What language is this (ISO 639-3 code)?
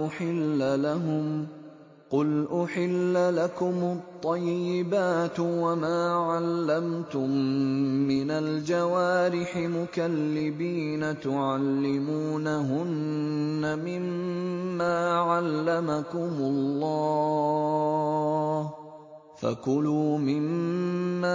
ara